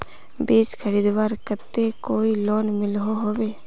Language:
Magahi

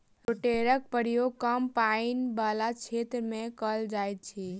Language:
Maithili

